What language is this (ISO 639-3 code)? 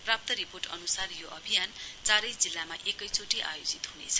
nep